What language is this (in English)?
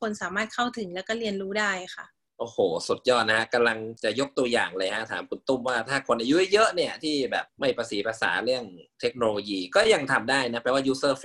Thai